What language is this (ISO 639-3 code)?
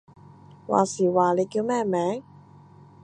yue